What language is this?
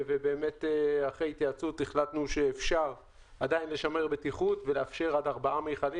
Hebrew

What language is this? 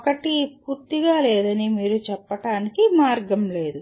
Telugu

